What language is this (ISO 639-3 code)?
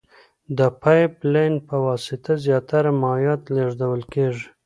pus